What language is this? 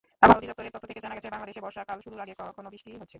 Bangla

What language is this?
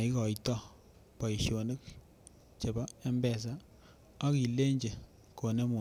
Kalenjin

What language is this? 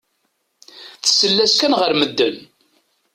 Kabyle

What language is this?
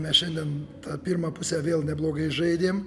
Lithuanian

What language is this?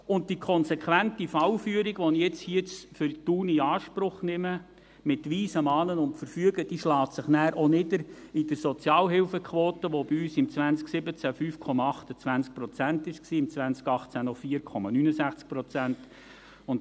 Swiss German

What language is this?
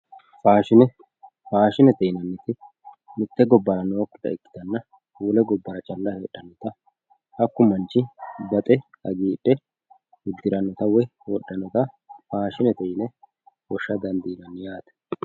Sidamo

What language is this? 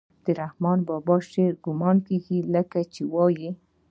Pashto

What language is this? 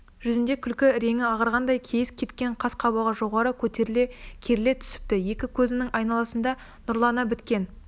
Kazakh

